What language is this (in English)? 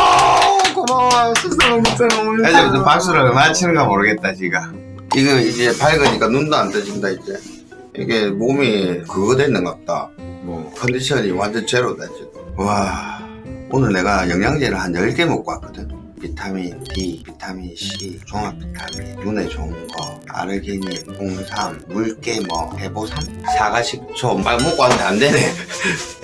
Korean